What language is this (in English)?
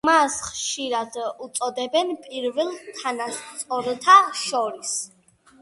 Georgian